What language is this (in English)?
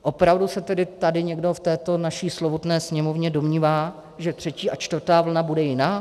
Czech